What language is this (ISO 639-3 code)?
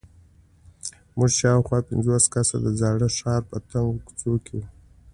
pus